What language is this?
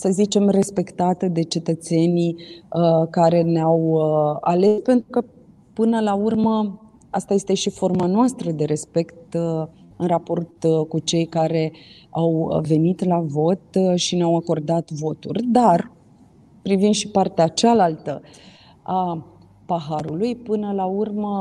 Romanian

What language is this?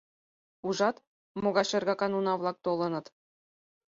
Mari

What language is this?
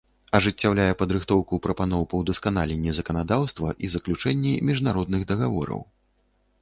Belarusian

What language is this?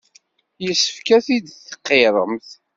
Kabyle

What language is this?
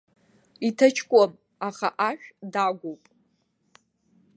Abkhazian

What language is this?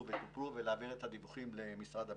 Hebrew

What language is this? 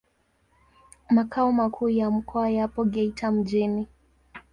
Swahili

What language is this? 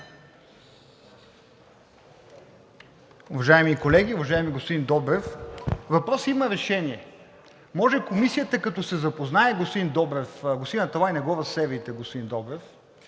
Bulgarian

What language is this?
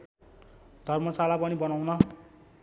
Nepali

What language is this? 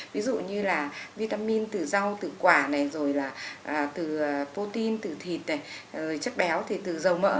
Vietnamese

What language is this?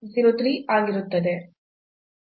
Kannada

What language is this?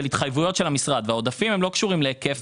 Hebrew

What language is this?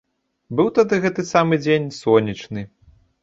Belarusian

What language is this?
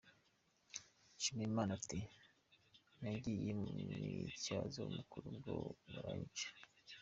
Kinyarwanda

